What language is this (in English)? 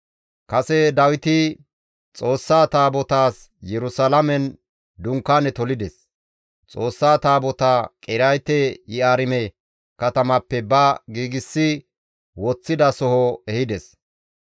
Gamo